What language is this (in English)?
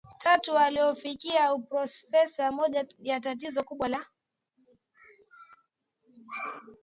Swahili